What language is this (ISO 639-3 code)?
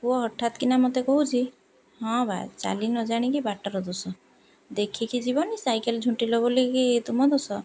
ori